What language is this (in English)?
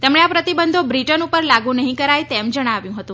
Gujarati